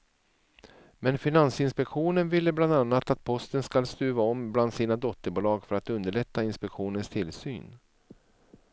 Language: Swedish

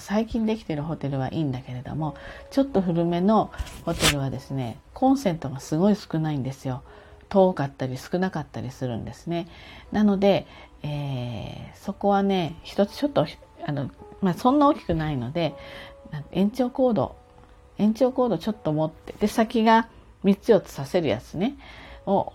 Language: Japanese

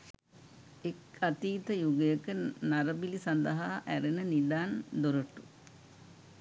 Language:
Sinhala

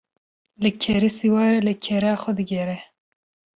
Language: Kurdish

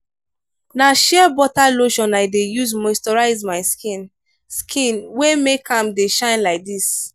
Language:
Nigerian Pidgin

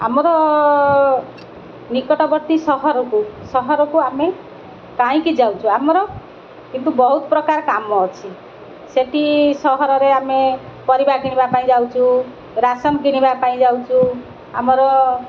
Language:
Odia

